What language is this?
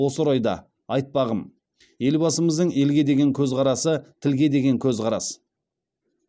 Kazakh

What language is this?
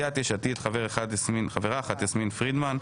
Hebrew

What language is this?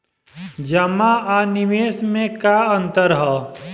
Bhojpuri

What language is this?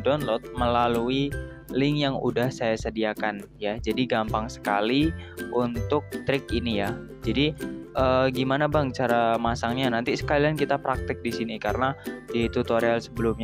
Indonesian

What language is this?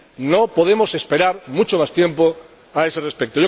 Spanish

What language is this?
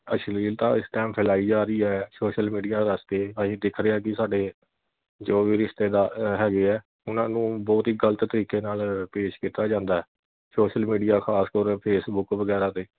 Punjabi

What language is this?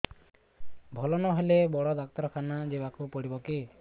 Odia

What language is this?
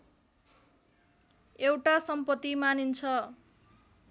Nepali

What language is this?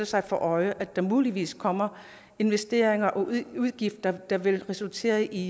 Danish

